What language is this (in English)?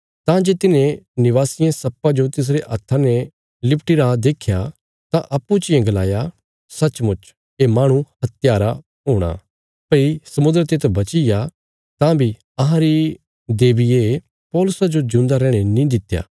Bilaspuri